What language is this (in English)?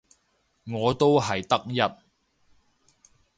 Cantonese